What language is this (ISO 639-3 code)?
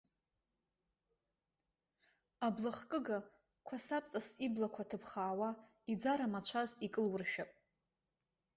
abk